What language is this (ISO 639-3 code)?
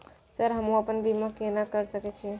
mai